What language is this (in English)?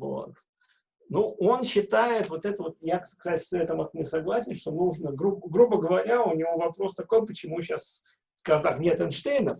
Russian